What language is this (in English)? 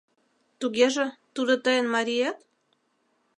Mari